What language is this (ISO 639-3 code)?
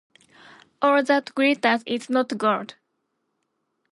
jpn